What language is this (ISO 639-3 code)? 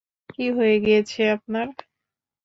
ben